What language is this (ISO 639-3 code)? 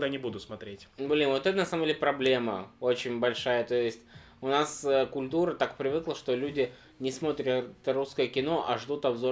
rus